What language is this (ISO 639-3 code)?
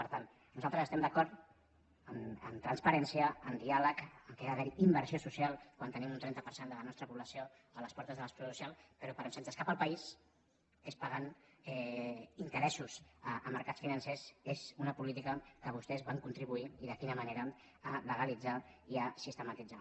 cat